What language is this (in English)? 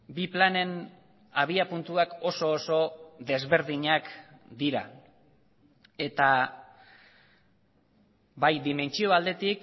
Basque